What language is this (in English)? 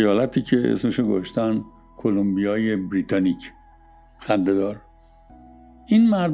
Persian